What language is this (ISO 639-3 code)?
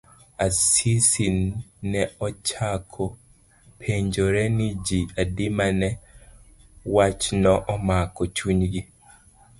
luo